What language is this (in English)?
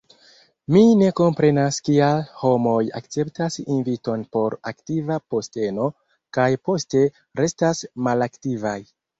Esperanto